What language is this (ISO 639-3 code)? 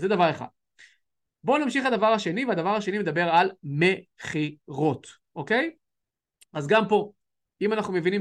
heb